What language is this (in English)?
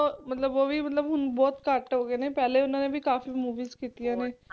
Punjabi